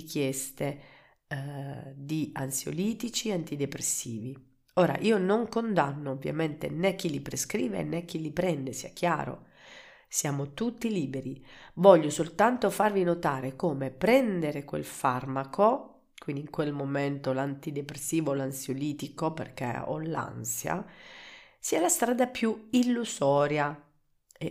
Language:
Italian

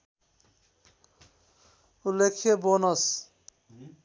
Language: Nepali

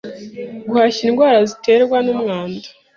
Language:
Kinyarwanda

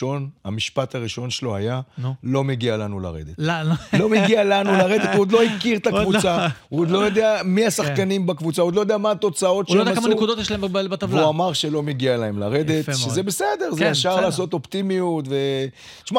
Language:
Hebrew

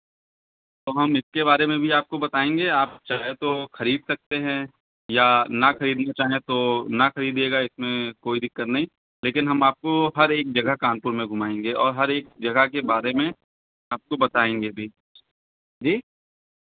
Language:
Hindi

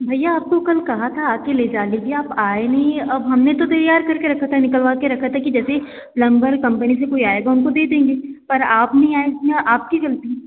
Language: Hindi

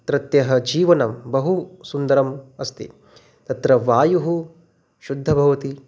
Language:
Sanskrit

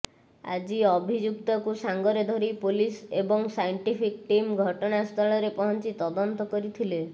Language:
Odia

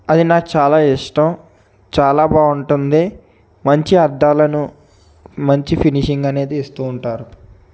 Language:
Telugu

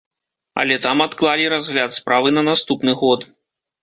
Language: Belarusian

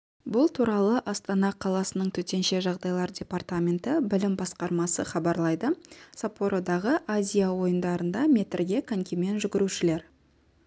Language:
Kazakh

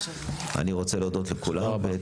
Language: Hebrew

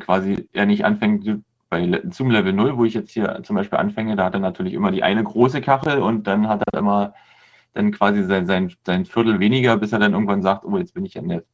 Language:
German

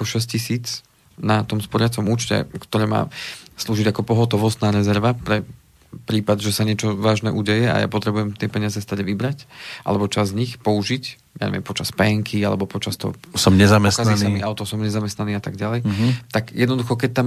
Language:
Slovak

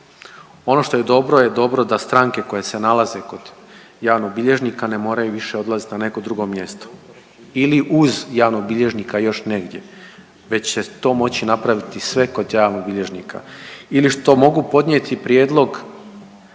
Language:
Croatian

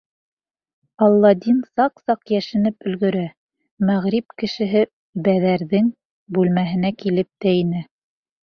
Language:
Bashkir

